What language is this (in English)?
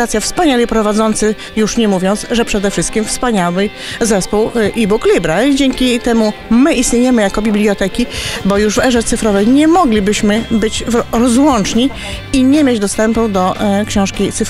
Polish